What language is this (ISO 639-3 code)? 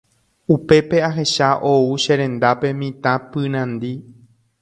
grn